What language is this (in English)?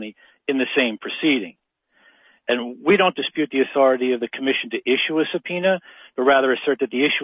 English